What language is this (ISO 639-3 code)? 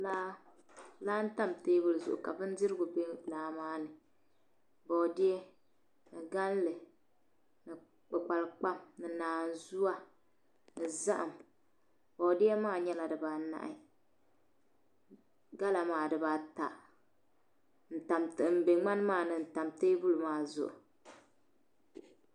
dag